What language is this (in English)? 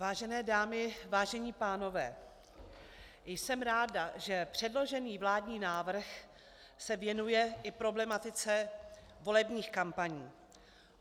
Czech